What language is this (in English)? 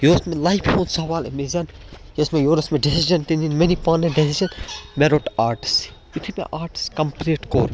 Kashmiri